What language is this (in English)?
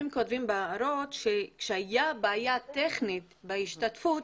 Hebrew